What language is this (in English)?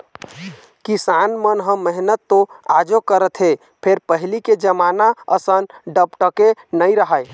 Chhattisgarhi